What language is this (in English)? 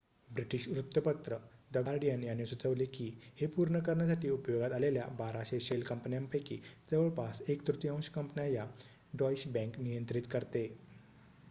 Marathi